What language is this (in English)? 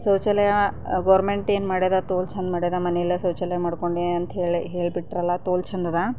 Kannada